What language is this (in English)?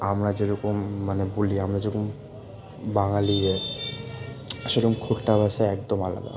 Bangla